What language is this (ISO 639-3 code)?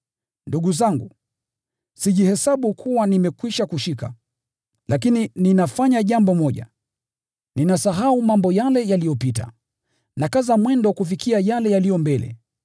swa